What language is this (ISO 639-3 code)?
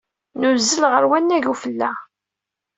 kab